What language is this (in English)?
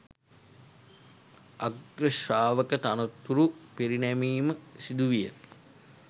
Sinhala